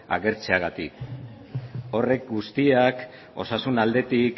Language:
Basque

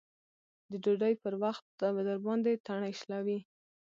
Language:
Pashto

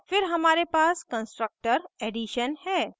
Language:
Hindi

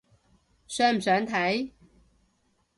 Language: Cantonese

